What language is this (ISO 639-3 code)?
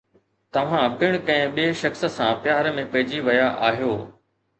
snd